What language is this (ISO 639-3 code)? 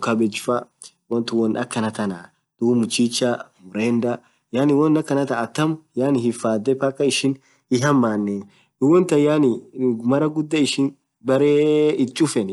orc